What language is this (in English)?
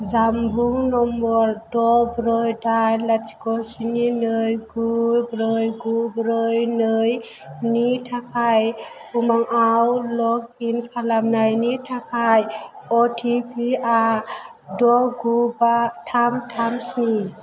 Bodo